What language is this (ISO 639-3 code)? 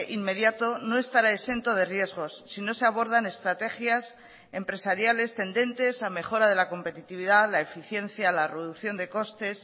spa